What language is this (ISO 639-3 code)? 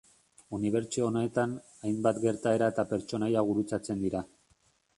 eus